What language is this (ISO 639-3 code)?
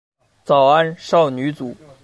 zho